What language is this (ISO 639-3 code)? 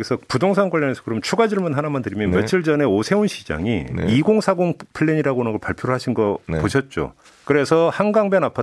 kor